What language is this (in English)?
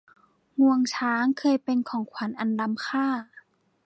Thai